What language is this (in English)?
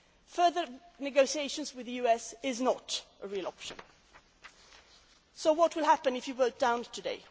English